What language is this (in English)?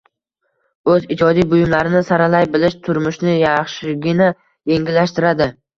Uzbek